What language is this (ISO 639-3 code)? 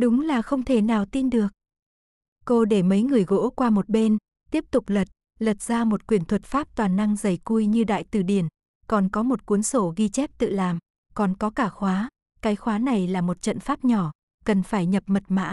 vie